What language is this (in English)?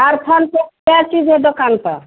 Hindi